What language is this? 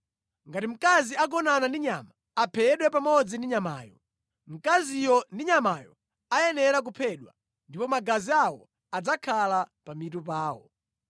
Nyanja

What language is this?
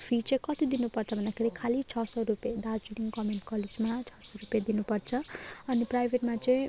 Nepali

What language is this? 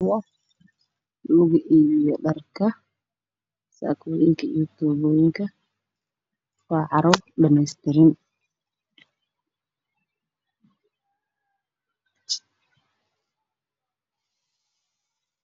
Somali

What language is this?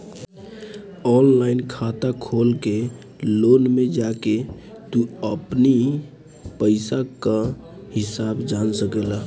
Bhojpuri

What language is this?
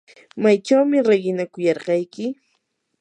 Yanahuanca Pasco Quechua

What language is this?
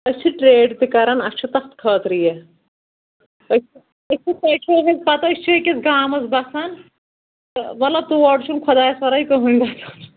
Kashmiri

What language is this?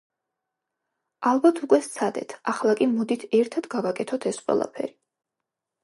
Georgian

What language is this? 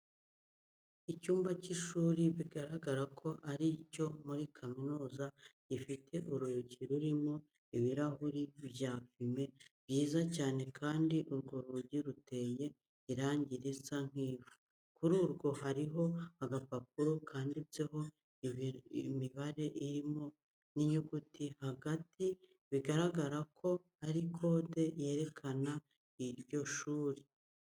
Kinyarwanda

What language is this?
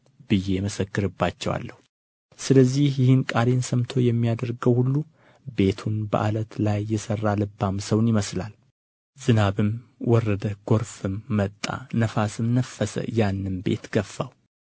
Amharic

